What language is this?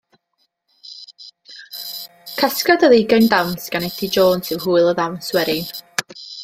Welsh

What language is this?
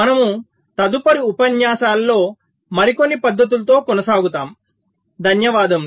Telugu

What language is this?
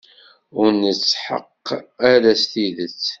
Kabyle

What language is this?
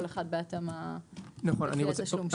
Hebrew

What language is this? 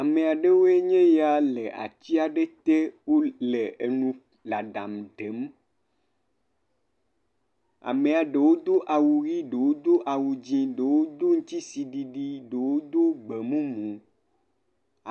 Ewe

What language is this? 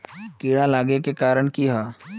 Magahi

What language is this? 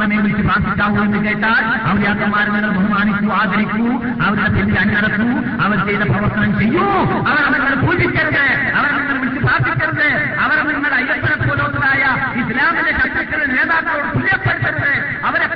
Malayalam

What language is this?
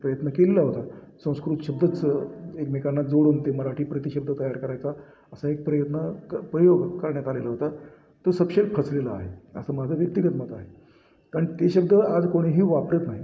Marathi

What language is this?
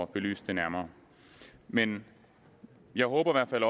Danish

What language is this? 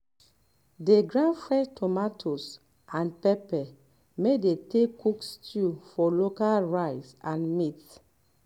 Nigerian Pidgin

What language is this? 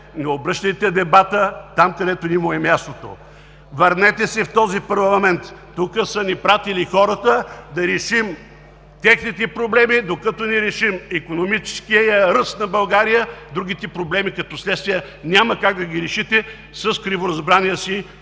Bulgarian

